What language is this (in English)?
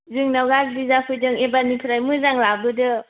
Bodo